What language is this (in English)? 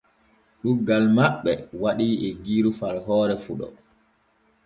Borgu Fulfulde